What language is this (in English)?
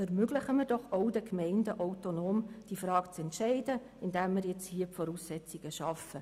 Swiss German